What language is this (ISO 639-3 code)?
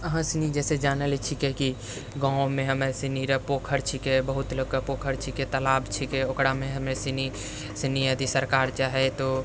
mai